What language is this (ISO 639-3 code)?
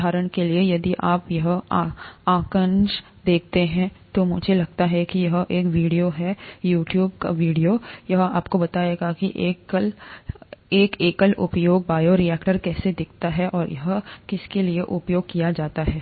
hin